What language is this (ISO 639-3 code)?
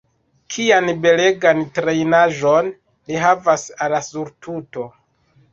epo